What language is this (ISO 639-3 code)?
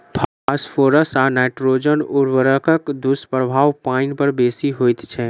mai